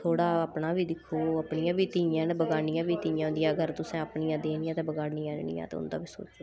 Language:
Dogri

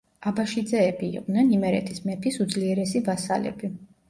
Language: Georgian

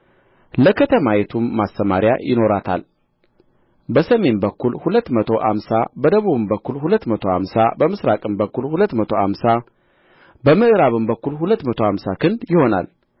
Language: Amharic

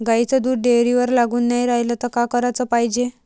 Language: Marathi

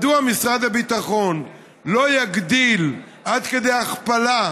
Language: Hebrew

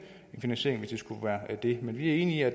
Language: Danish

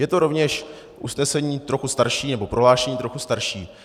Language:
Czech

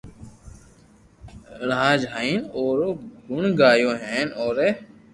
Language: Loarki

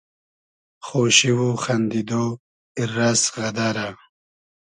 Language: Hazaragi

